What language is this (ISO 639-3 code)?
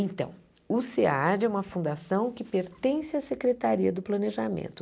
por